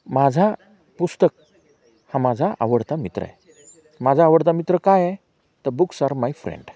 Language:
Marathi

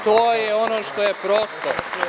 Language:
Serbian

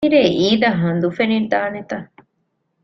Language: Divehi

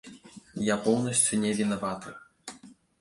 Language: Belarusian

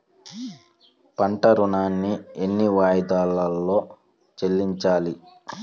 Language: Telugu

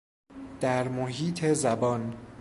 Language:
Persian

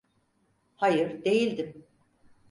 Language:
Turkish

